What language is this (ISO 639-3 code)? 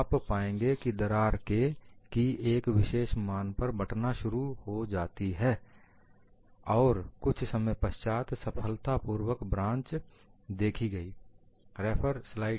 hin